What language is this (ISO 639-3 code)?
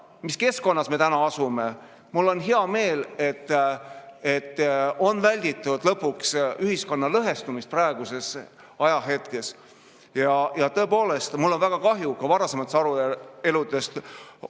est